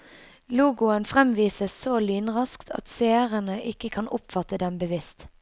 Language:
Norwegian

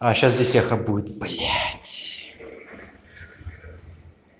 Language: Russian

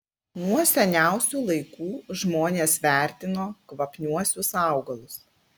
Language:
Lithuanian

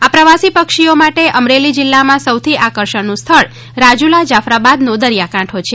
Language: Gujarati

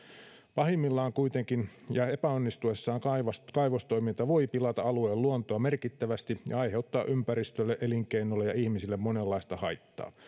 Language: Finnish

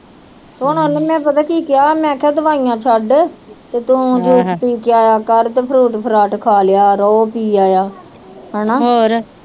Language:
Punjabi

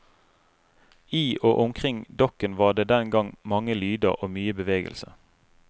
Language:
Norwegian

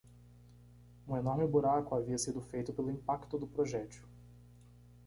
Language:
Portuguese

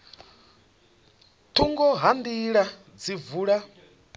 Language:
Venda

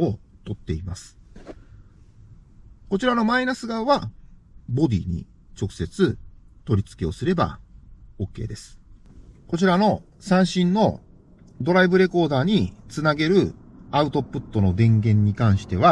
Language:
Japanese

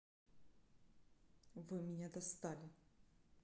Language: Russian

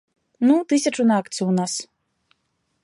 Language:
Belarusian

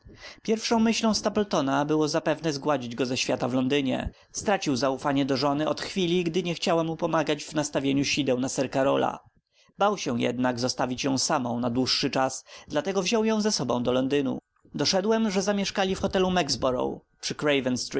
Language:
Polish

